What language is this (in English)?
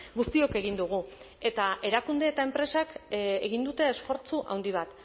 Basque